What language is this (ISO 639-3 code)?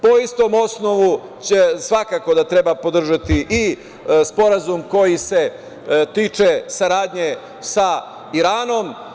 srp